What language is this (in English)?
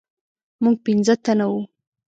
Pashto